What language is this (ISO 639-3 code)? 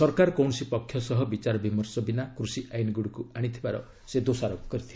ori